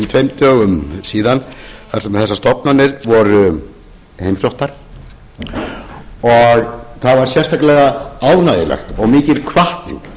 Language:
Icelandic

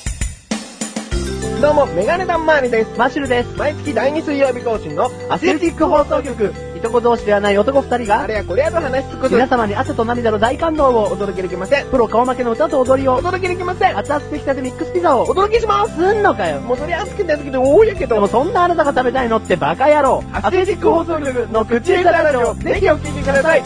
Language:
Japanese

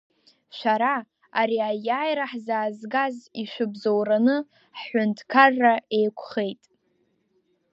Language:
Abkhazian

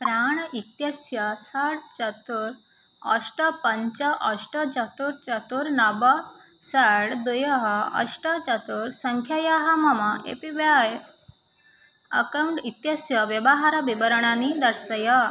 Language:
Sanskrit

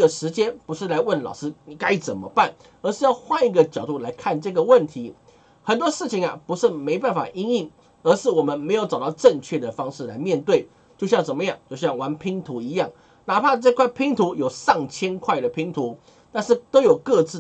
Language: Chinese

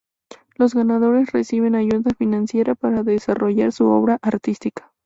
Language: Spanish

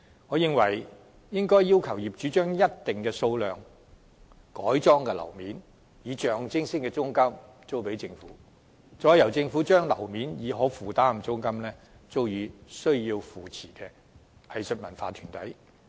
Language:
Cantonese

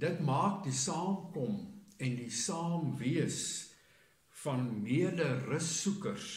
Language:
Dutch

